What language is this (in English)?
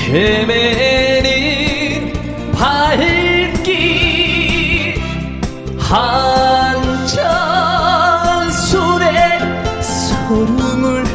Korean